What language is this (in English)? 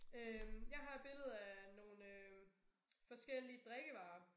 Danish